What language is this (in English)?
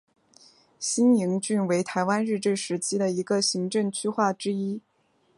Chinese